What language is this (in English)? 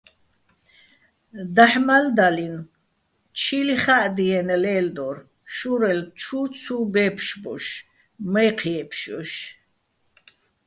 Bats